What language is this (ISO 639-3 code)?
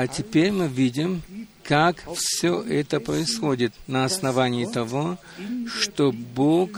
rus